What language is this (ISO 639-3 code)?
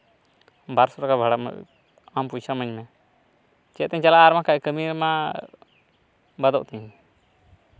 sat